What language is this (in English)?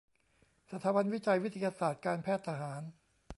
Thai